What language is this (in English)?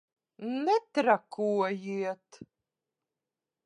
Latvian